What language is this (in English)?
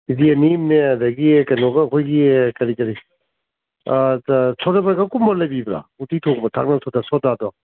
Manipuri